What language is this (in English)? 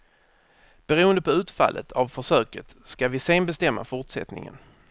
Swedish